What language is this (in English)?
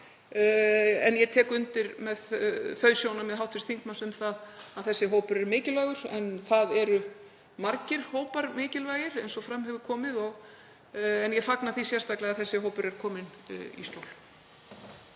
Icelandic